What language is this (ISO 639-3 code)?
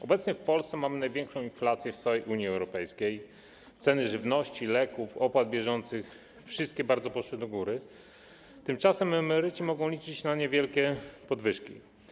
pol